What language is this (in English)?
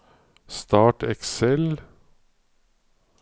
Norwegian